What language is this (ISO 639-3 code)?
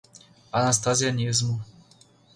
por